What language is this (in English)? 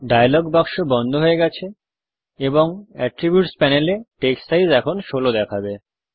Bangla